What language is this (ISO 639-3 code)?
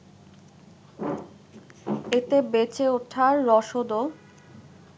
ben